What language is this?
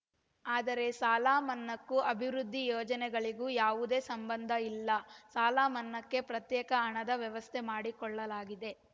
Kannada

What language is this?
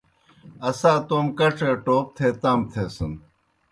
Kohistani Shina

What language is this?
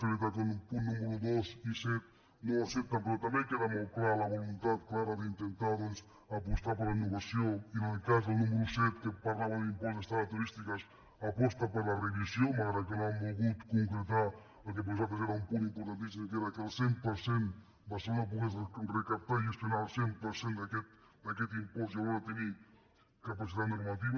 Catalan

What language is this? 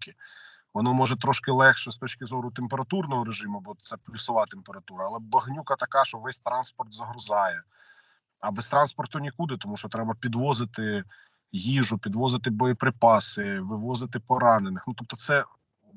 Ukrainian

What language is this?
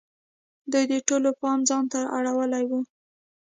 Pashto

